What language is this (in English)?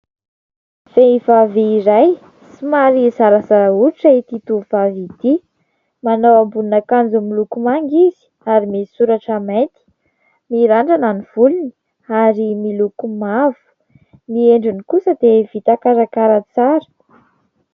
Malagasy